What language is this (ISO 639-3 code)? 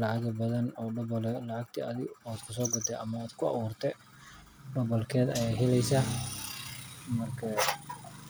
som